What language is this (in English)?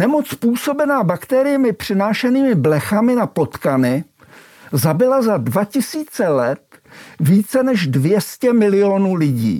Czech